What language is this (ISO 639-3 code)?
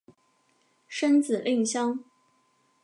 zho